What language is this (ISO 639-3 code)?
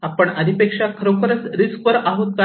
mar